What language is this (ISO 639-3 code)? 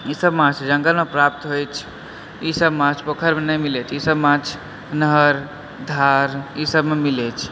mai